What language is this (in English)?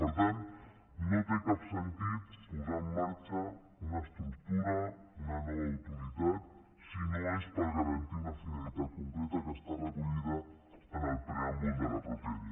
Catalan